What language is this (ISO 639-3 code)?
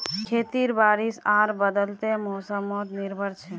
mag